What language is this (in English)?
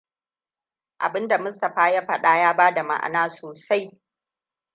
Hausa